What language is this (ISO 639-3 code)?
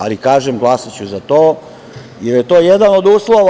srp